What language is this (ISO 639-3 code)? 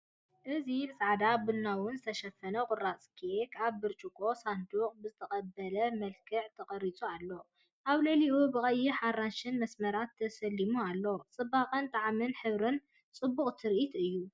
tir